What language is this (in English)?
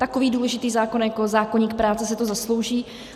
Czech